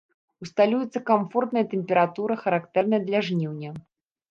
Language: Belarusian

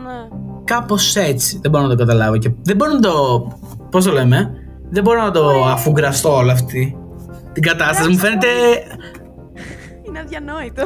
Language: Greek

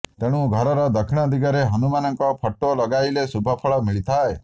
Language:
Odia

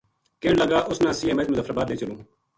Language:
Gujari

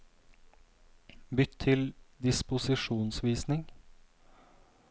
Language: Norwegian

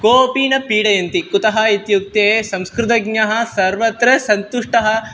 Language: Sanskrit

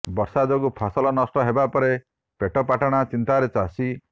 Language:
Odia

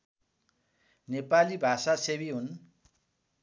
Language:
Nepali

